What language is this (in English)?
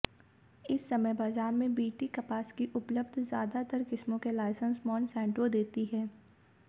Hindi